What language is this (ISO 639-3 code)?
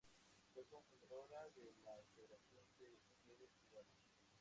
spa